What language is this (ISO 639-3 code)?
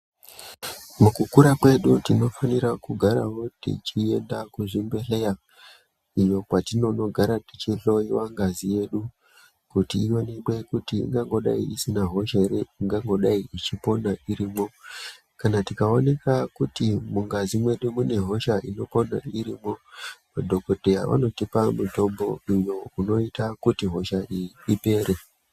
ndc